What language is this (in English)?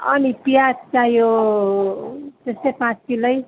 Nepali